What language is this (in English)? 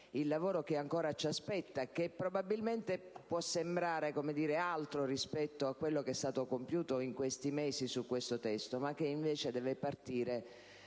Italian